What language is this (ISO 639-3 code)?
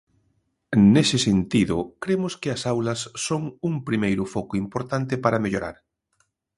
glg